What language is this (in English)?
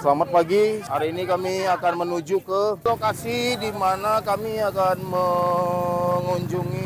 Indonesian